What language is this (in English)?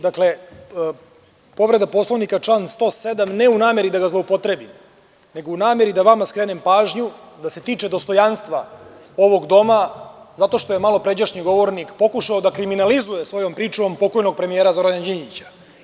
Serbian